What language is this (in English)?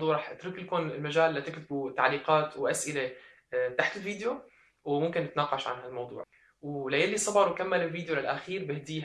Arabic